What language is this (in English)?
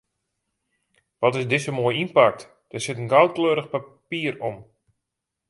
Western Frisian